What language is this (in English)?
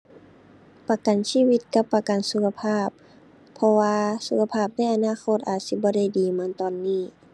Thai